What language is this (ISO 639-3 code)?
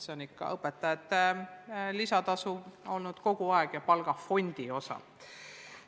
est